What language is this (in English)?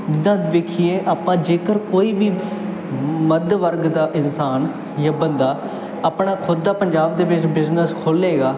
Punjabi